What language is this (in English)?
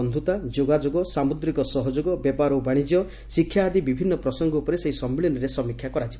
Odia